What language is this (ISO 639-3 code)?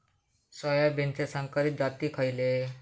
mar